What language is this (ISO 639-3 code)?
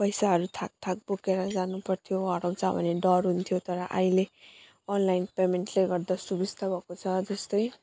nep